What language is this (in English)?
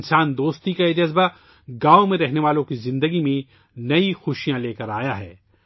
Urdu